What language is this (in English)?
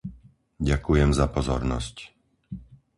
Slovak